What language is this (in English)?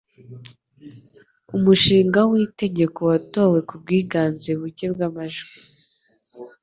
Kinyarwanda